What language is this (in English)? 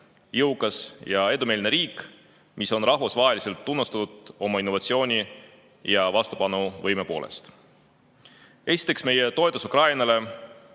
Estonian